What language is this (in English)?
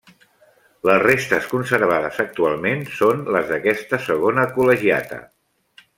Catalan